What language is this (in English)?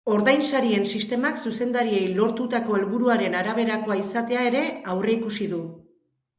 Basque